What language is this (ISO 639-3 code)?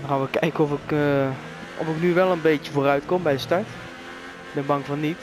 nld